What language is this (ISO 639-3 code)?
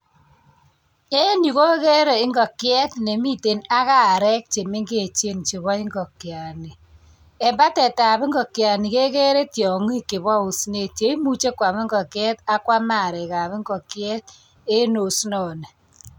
kln